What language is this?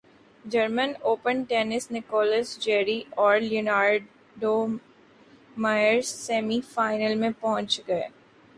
Urdu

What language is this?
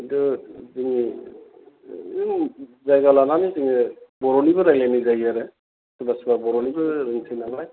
Bodo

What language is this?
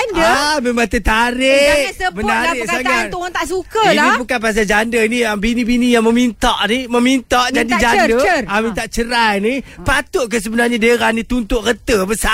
Malay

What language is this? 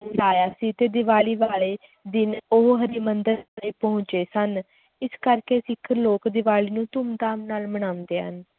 Punjabi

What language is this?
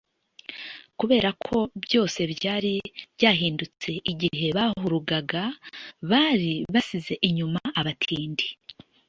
Kinyarwanda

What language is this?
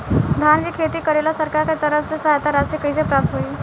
Bhojpuri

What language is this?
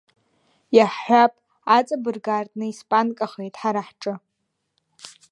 Abkhazian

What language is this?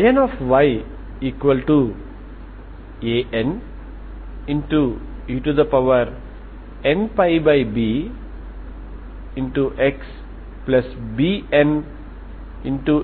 Telugu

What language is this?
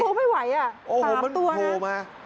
Thai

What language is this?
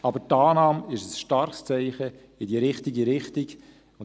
Swiss German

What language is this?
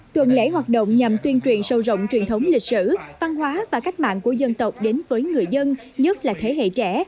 Vietnamese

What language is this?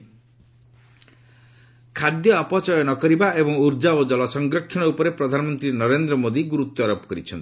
Odia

